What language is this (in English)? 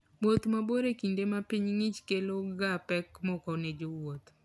Luo (Kenya and Tanzania)